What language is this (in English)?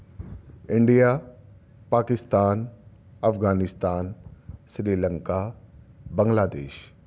Urdu